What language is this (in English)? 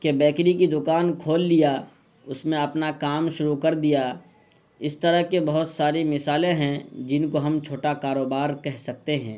Urdu